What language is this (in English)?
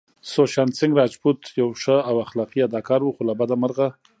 Pashto